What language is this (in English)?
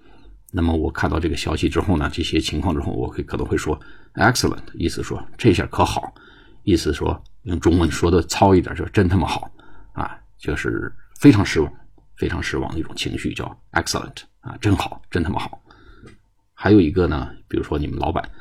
Chinese